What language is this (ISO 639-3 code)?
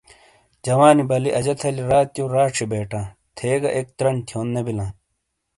scl